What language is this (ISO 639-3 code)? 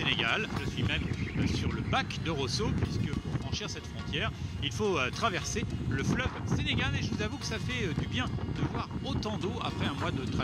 fra